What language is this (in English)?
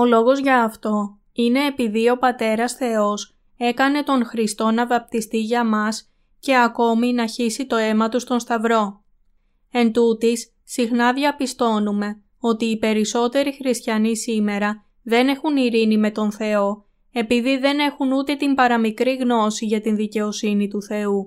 Greek